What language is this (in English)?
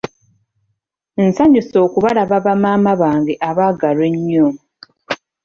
Ganda